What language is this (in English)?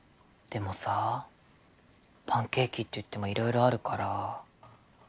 Japanese